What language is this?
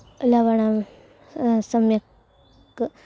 Sanskrit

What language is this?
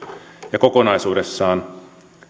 Finnish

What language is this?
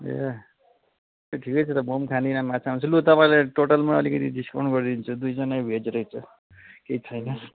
Nepali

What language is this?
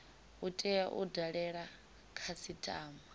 Venda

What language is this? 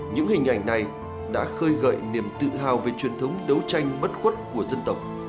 Vietnamese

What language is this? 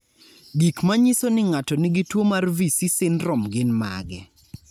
Luo (Kenya and Tanzania)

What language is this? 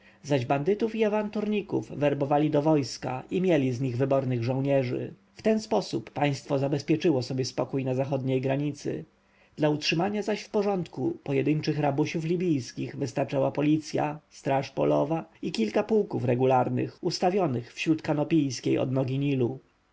Polish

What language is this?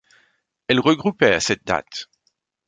French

